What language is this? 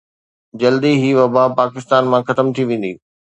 Sindhi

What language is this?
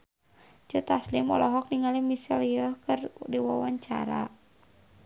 Sundanese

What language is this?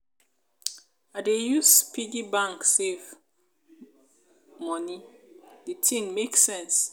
Nigerian Pidgin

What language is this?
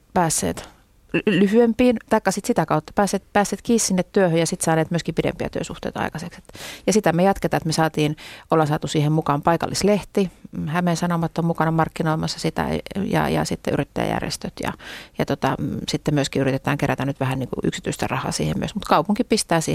Finnish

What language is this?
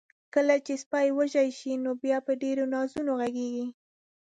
Pashto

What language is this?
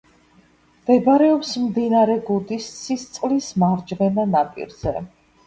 Georgian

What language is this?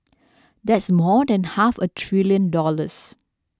English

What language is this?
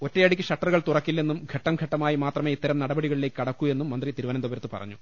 Malayalam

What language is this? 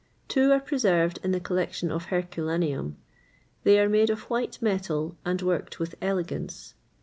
English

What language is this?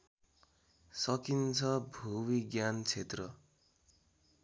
Nepali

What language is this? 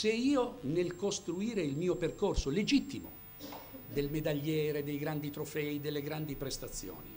Italian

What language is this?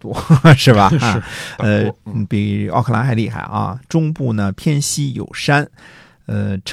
Chinese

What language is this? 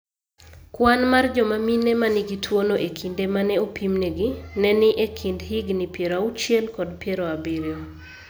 Luo (Kenya and Tanzania)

